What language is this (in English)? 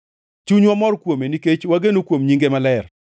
Luo (Kenya and Tanzania)